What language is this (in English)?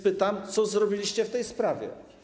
Polish